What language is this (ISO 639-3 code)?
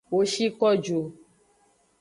ajg